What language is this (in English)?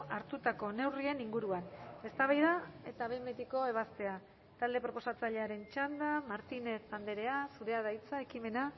Basque